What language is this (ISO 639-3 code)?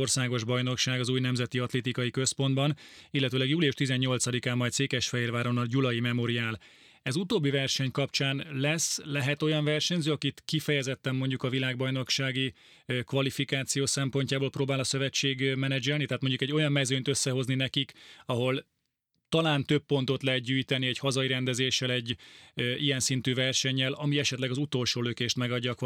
hun